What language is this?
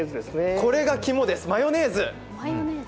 Japanese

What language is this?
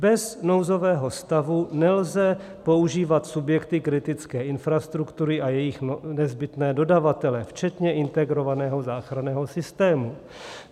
Czech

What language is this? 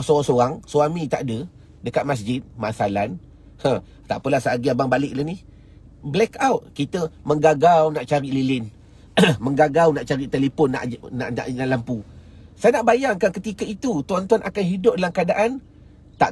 Malay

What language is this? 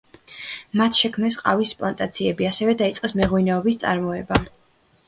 Georgian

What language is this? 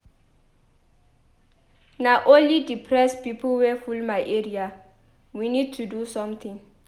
Nigerian Pidgin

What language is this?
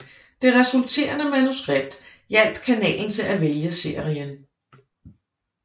Danish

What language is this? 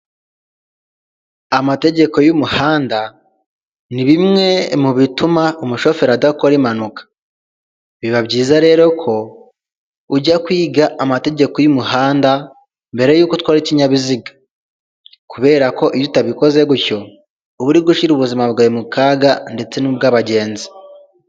Kinyarwanda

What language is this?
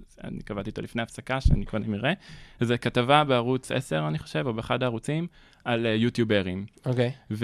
Hebrew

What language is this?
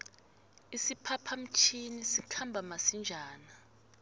South Ndebele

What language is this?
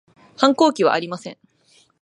Japanese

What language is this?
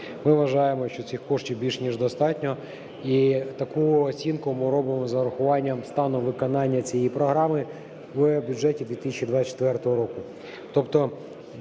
Ukrainian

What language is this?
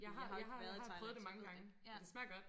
Danish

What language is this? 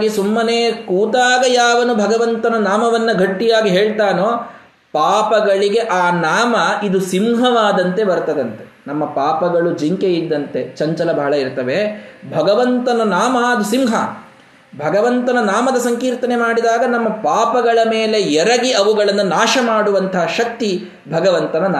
Kannada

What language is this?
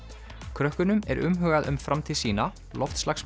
Icelandic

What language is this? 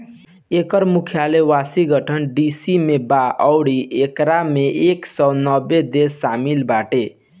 Bhojpuri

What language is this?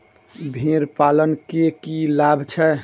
Maithili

